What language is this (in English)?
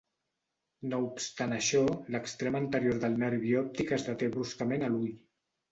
Catalan